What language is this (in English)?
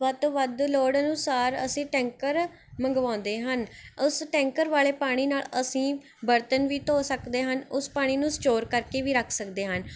Punjabi